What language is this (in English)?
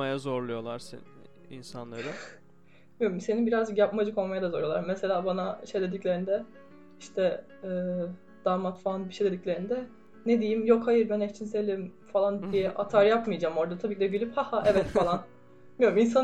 Turkish